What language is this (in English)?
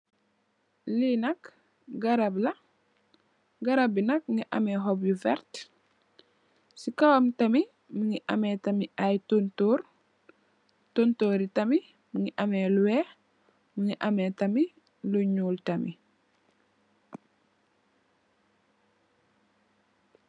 Wolof